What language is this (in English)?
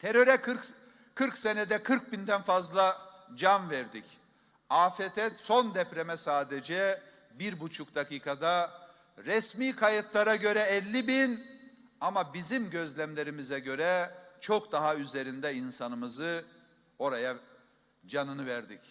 Turkish